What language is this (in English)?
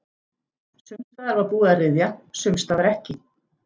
Icelandic